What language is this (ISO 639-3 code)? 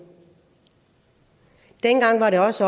dan